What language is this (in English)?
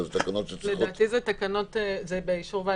Hebrew